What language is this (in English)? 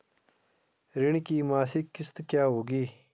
Hindi